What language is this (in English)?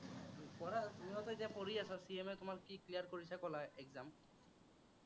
Assamese